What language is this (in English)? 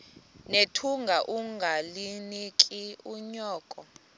Xhosa